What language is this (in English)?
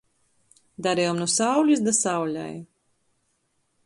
Latgalian